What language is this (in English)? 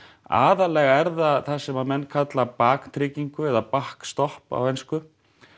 Icelandic